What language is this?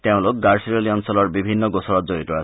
Assamese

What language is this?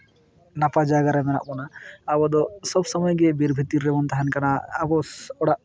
Santali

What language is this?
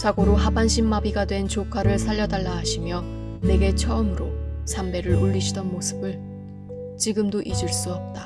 Korean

